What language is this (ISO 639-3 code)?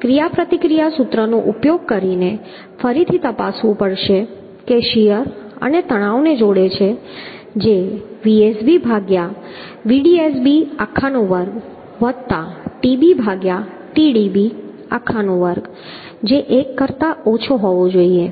guj